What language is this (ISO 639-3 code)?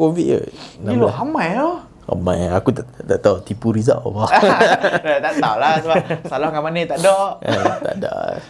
msa